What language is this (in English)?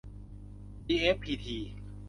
Thai